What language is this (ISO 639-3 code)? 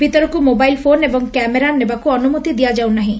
ori